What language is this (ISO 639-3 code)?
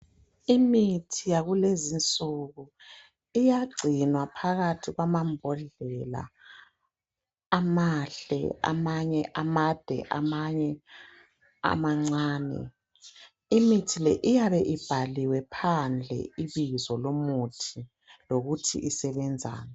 nde